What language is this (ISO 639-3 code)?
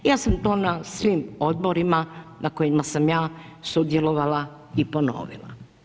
hrv